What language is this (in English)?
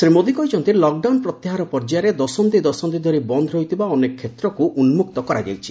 Odia